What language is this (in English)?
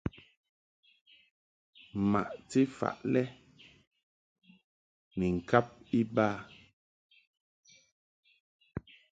Mungaka